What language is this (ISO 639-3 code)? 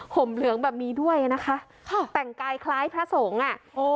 tha